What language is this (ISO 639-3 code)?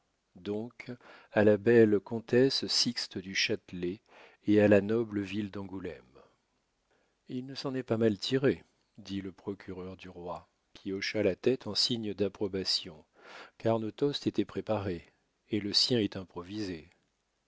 fra